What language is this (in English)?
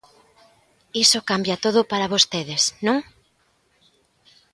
Galician